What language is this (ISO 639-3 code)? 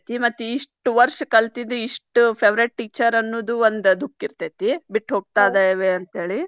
kan